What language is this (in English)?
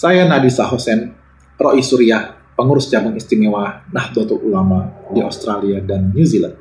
Indonesian